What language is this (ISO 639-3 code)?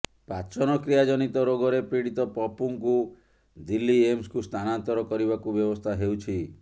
ori